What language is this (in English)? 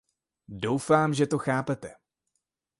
Czech